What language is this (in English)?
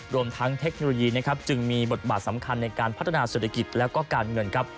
Thai